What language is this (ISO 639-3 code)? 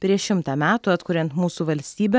lit